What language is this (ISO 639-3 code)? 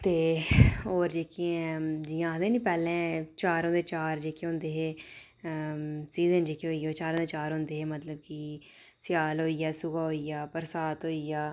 doi